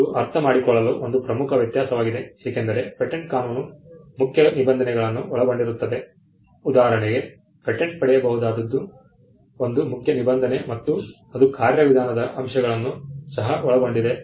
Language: Kannada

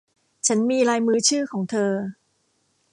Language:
Thai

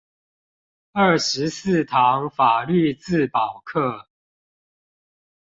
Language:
Chinese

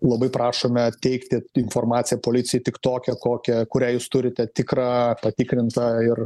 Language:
Lithuanian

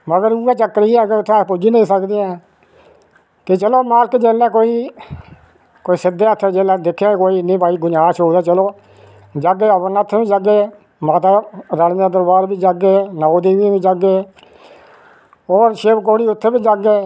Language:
Dogri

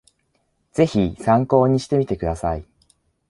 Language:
Japanese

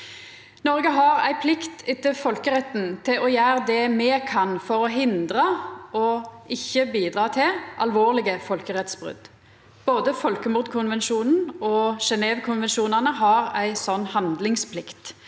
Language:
Norwegian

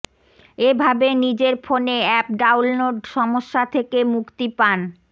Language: Bangla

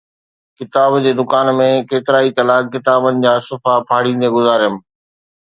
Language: Sindhi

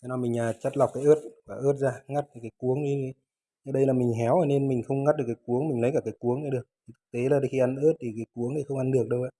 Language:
Vietnamese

